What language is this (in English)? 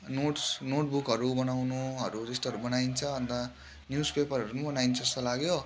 Nepali